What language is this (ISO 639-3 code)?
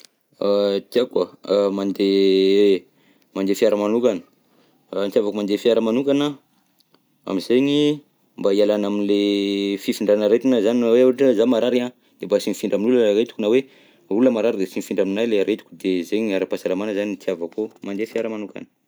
bzc